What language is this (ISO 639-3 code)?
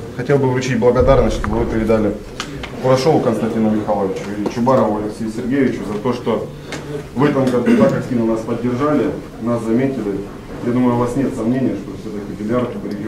rus